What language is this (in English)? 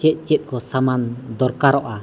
Santali